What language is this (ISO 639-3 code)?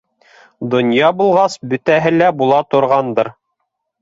bak